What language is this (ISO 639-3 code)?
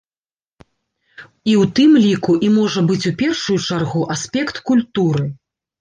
bel